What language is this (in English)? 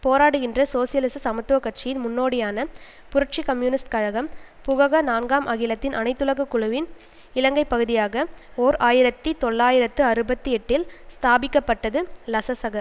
Tamil